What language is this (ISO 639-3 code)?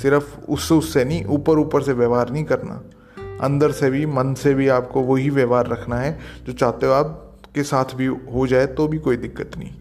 hin